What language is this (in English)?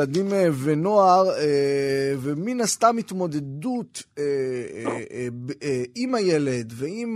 Hebrew